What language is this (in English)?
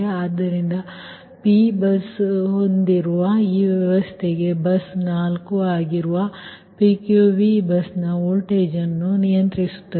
Kannada